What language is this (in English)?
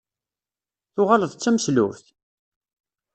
Kabyle